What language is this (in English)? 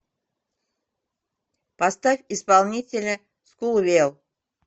Russian